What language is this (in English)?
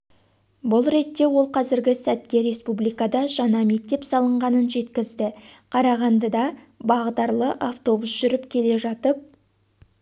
Kazakh